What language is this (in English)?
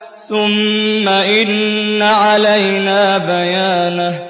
Arabic